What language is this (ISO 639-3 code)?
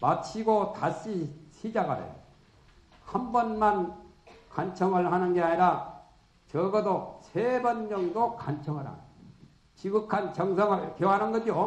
kor